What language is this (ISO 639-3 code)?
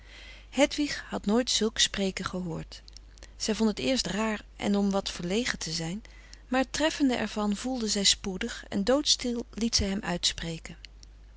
nld